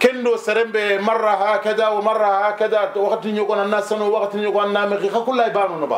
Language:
Arabic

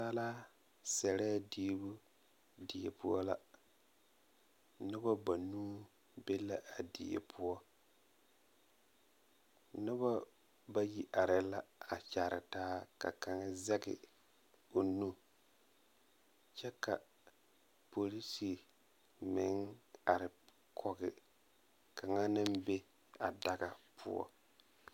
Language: Southern Dagaare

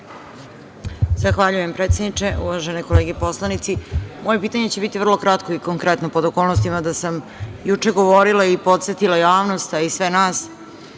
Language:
Serbian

